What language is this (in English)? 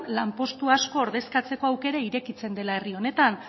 Basque